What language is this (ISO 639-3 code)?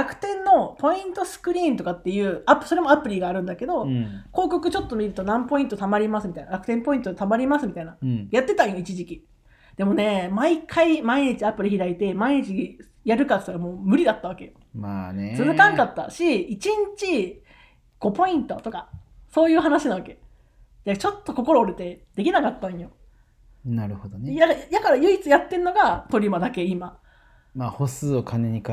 jpn